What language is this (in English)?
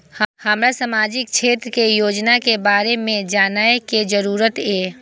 Maithili